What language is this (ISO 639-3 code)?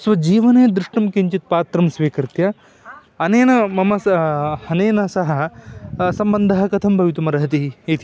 san